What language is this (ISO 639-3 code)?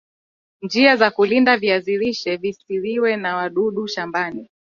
swa